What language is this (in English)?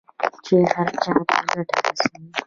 Pashto